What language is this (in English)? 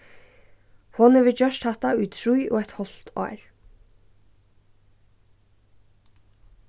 Faroese